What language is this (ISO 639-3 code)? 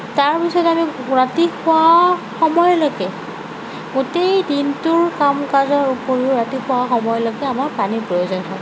asm